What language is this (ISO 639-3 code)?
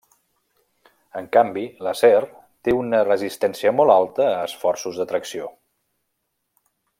cat